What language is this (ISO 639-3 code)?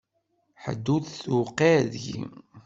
kab